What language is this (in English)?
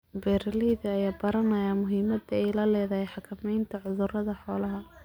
Somali